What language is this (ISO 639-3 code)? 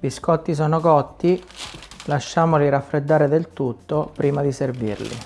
ita